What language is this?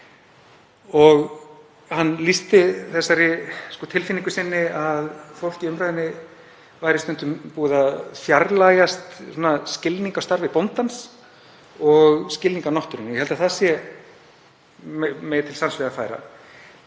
Icelandic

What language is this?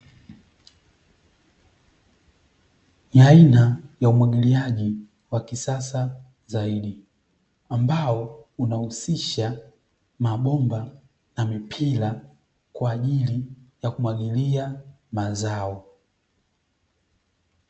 Swahili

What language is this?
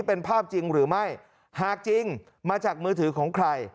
Thai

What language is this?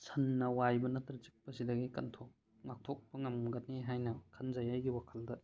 Manipuri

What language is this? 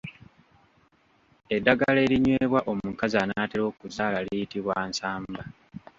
Ganda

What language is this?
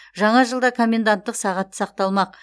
Kazakh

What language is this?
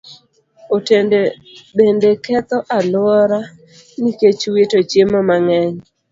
Luo (Kenya and Tanzania)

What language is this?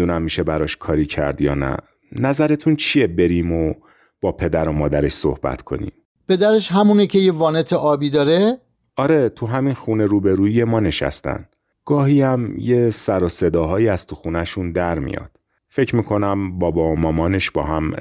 Persian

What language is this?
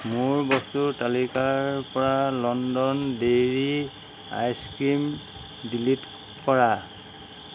Assamese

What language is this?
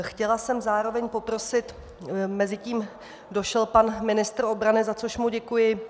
Czech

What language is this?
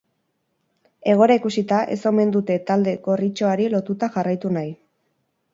Basque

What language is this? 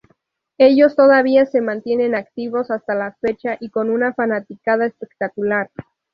Spanish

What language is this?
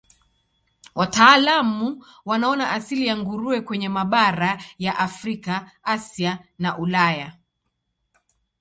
Swahili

